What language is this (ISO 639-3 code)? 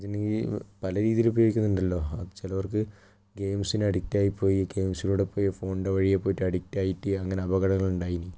mal